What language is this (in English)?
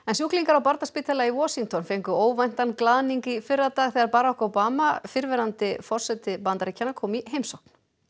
Icelandic